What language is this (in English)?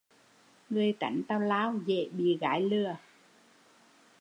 Vietnamese